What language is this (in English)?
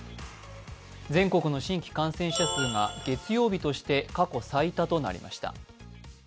Japanese